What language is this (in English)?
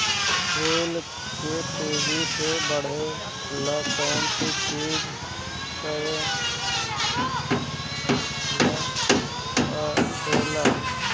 Bhojpuri